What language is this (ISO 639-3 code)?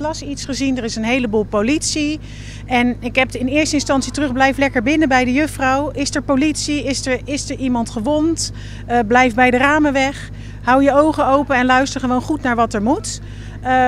nld